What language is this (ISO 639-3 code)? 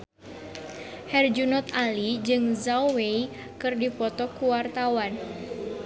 sun